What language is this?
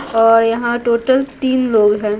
Hindi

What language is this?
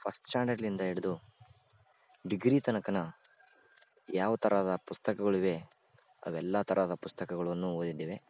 Kannada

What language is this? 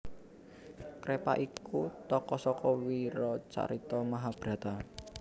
Javanese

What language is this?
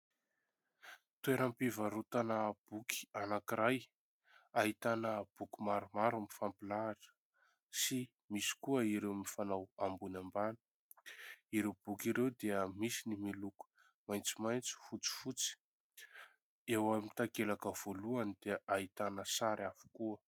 Malagasy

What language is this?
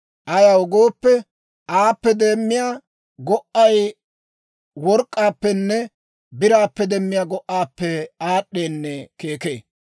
Dawro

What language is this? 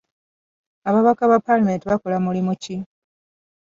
Ganda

